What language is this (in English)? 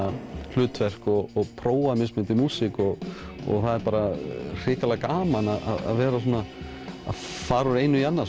Icelandic